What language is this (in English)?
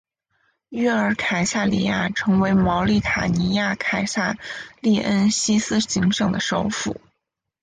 Chinese